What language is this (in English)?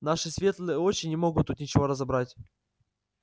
Russian